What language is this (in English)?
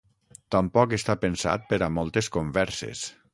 Catalan